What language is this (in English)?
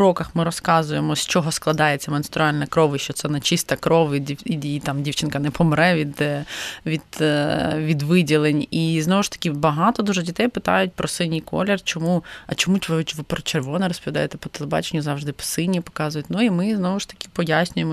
Ukrainian